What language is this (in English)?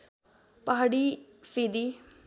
Nepali